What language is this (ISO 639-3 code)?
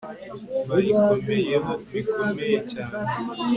kin